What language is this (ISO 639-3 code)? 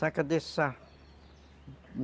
por